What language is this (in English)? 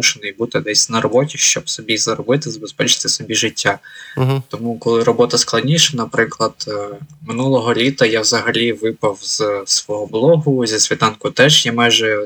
Ukrainian